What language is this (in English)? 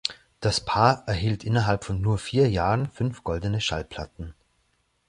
German